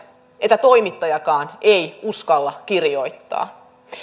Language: Finnish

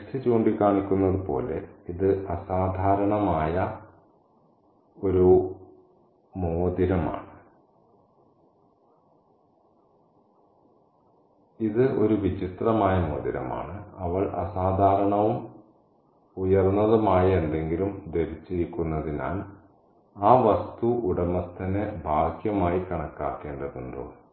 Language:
Malayalam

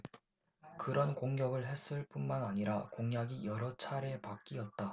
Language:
Korean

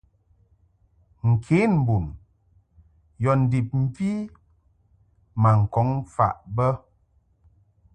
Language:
Mungaka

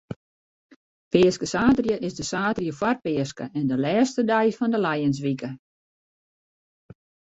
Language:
Western Frisian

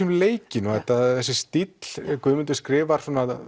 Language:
Icelandic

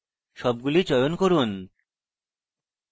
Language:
Bangla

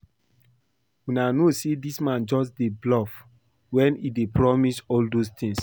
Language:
Nigerian Pidgin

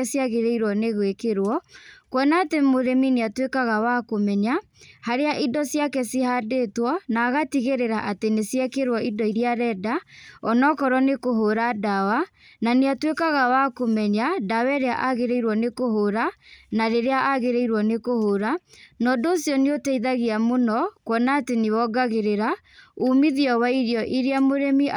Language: Kikuyu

